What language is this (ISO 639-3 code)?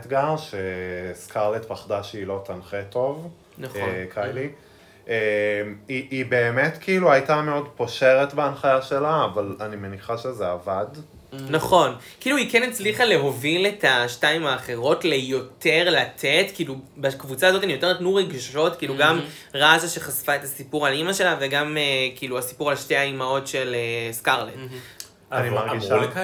heb